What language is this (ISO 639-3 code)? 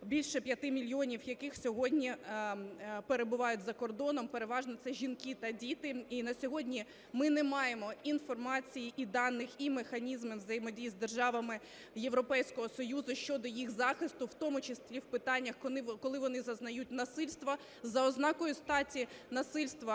ukr